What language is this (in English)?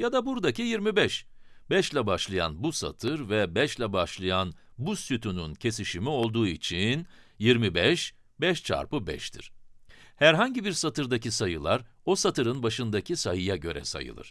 Turkish